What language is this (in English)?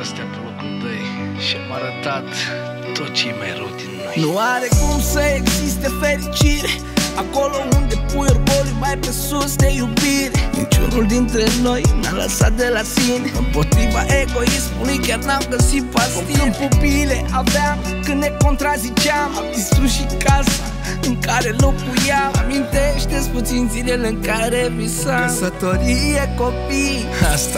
Romanian